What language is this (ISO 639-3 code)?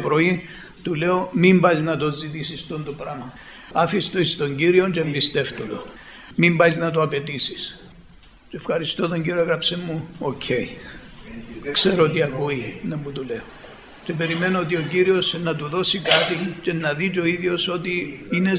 ell